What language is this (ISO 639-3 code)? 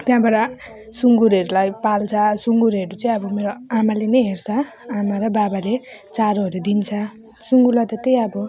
nep